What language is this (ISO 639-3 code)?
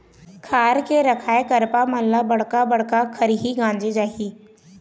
hne